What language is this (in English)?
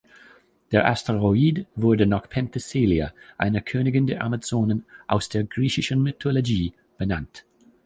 German